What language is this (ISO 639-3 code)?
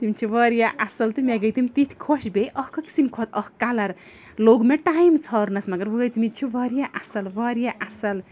kas